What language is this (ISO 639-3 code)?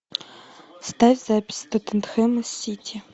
rus